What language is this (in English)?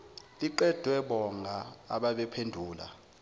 Zulu